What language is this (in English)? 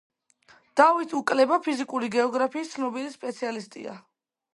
Georgian